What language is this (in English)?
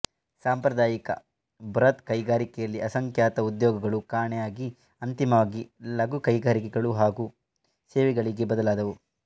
Kannada